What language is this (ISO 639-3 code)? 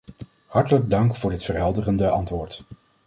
nld